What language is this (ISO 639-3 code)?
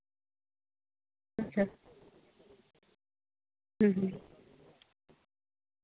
sat